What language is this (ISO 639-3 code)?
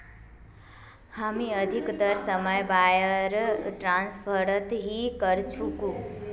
mag